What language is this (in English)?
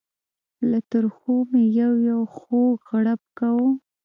Pashto